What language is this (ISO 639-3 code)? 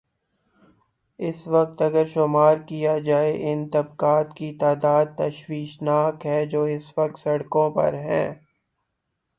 urd